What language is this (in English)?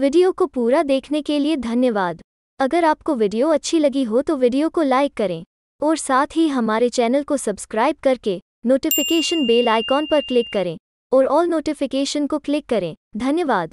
Hindi